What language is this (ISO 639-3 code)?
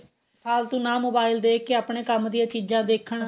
pan